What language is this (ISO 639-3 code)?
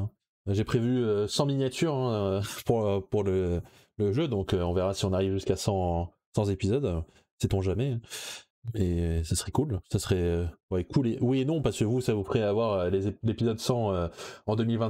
fra